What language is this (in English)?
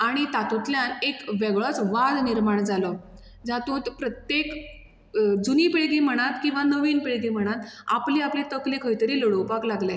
Konkani